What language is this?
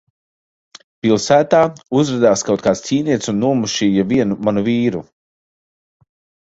Latvian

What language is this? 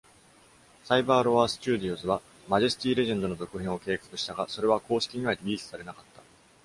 Japanese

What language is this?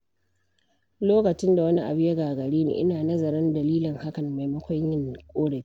Hausa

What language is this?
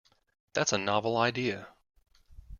English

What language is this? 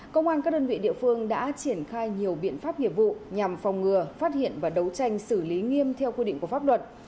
Vietnamese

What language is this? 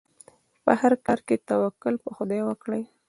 Pashto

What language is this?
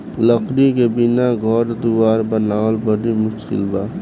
Bhojpuri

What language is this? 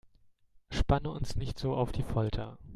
German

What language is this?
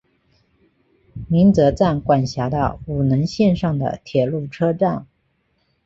Chinese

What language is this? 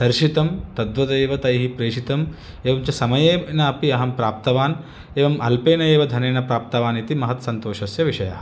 Sanskrit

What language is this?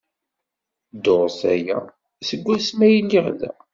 Kabyle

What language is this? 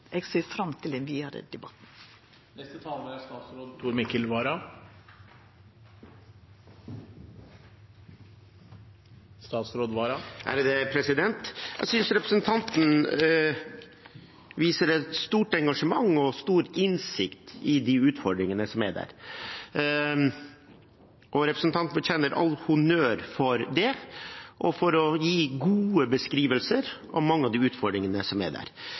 Norwegian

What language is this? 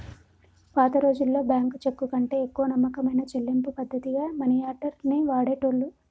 Telugu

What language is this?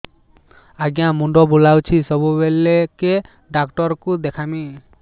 Odia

